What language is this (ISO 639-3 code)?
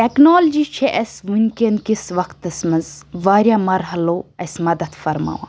kas